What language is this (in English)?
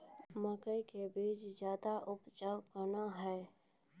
Maithili